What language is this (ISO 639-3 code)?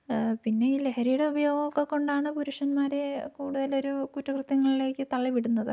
mal